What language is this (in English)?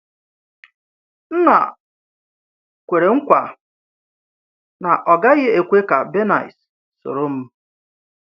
Igbo